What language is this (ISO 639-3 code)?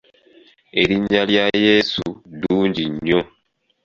lug